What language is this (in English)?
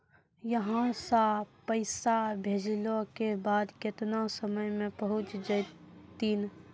Maithili